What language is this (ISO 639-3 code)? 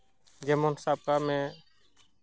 sat